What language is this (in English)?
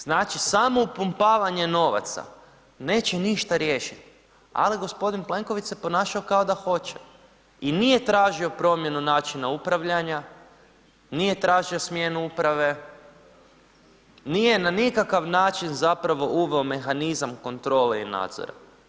Croatian